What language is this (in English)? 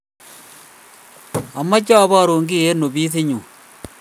Kalenjin